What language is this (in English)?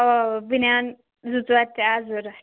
Kashmiri